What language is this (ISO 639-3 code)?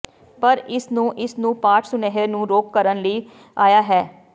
pan